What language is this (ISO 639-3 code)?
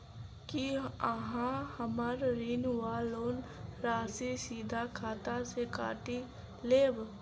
mai